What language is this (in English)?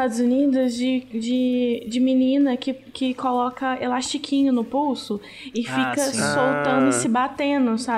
Portuguese